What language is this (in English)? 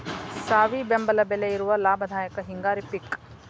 Kannada